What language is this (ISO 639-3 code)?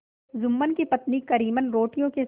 hin